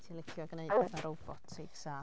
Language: Welsh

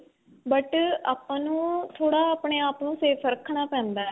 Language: Punjabi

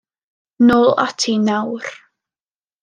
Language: Welsh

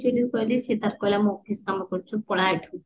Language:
Odia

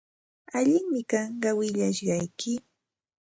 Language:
Santa Ana de Tusi Pasco Quechua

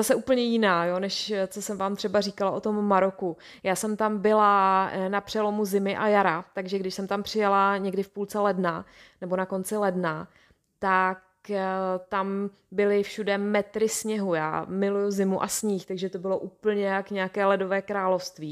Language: Czech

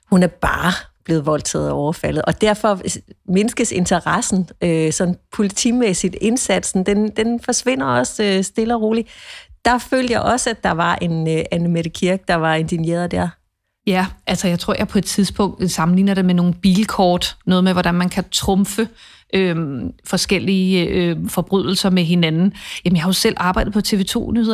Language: Danish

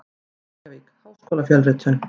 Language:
Icelandic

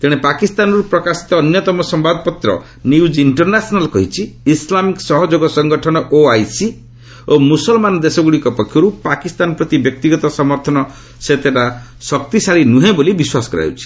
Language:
Odia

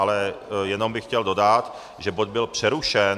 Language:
Czech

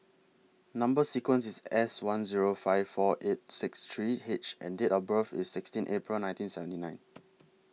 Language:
English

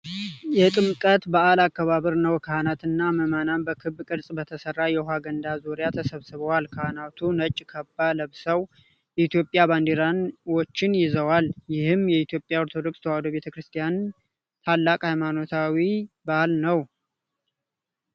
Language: Amharic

